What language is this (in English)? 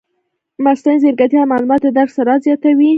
Pashto